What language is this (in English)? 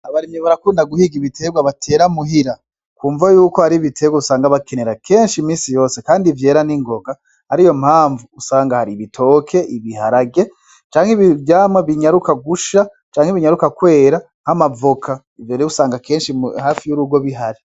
Rundi